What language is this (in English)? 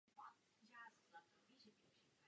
Czech